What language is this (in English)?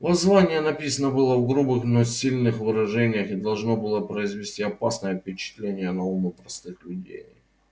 Russian